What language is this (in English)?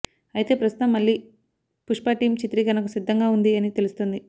Telugu